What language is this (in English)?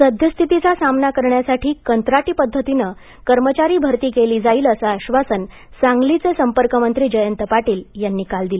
Marathi